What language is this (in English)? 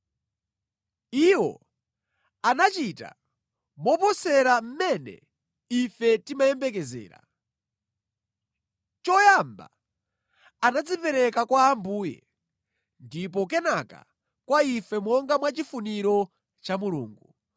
Nyanja